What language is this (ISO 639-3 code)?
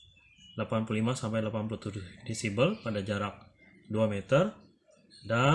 ind